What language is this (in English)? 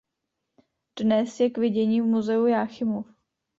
Czech